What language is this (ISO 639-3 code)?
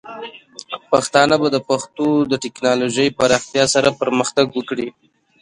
pus